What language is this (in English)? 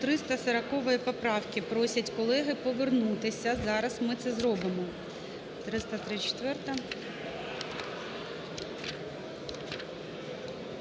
Ukrainian